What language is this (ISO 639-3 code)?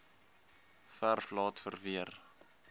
afr